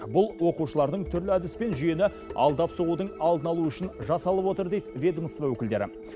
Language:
Kazakh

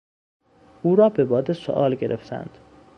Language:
Persian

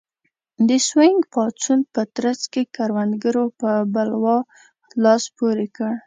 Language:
Pashto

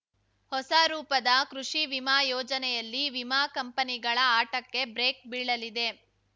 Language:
Kannada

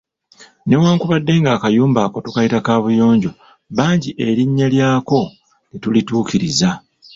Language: Ganda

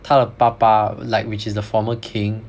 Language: English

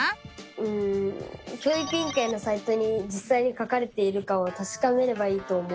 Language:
Japanese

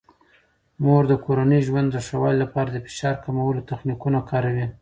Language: Pashto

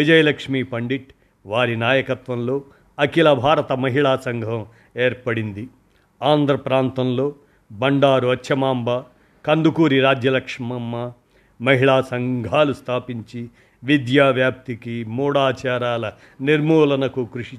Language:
Telugu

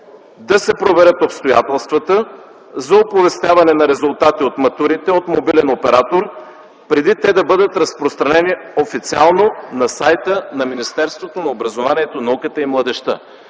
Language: Bulgarian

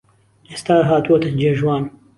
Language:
Central Kurdish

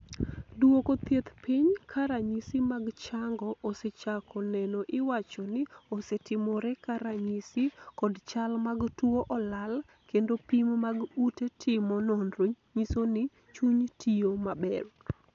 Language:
Luo (Kenya and Tanzania)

